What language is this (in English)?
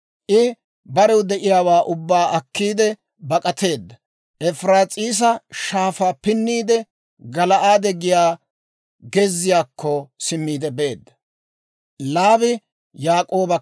Dawro